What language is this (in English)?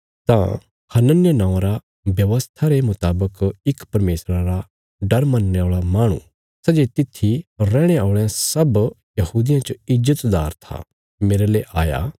Bilaspuri